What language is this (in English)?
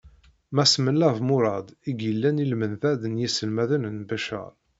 Kabyle